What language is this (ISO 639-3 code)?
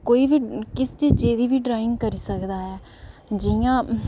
doi